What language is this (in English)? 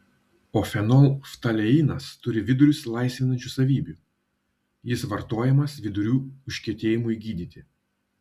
Lithuanian